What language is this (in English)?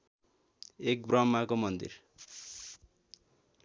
Nepali